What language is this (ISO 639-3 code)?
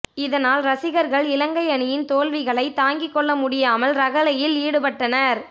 tam